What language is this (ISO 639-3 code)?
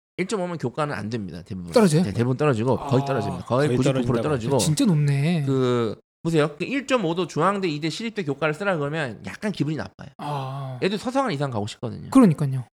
kor